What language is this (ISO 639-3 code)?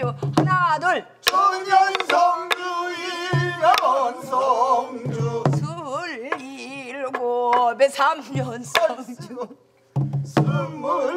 kor